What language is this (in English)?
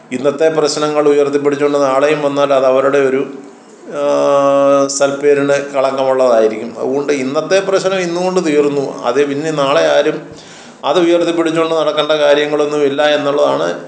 Malayalam